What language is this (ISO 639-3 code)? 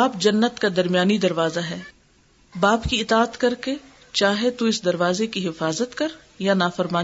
urd